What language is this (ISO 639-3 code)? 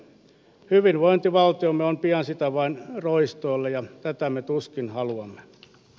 fin